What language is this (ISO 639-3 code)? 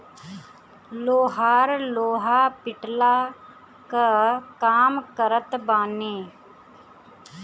bho